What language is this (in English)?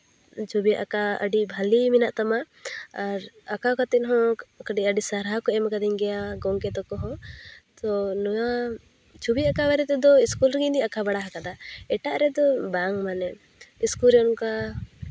Santali